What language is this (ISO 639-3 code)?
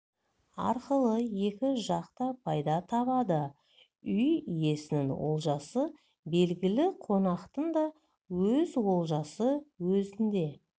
kaz